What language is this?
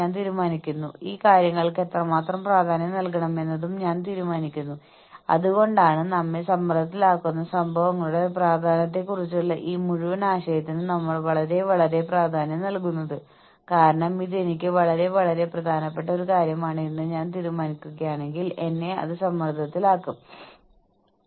Malayalam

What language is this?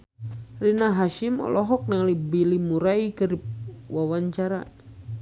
Sundanese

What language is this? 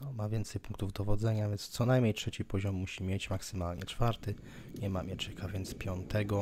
Polish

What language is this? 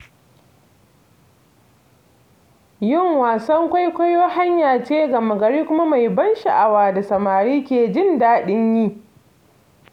Hausa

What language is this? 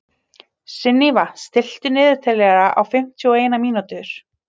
Icelandic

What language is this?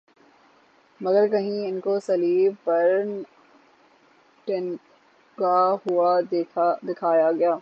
Urdu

